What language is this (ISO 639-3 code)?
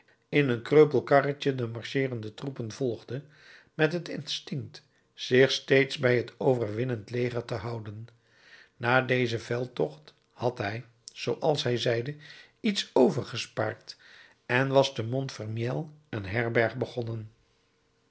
nld